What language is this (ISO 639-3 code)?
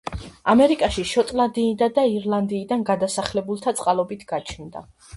kat